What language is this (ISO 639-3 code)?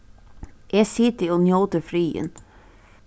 fao